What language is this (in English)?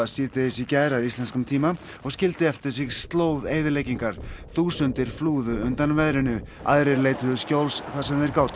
Icelandic